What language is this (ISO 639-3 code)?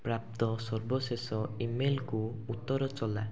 ori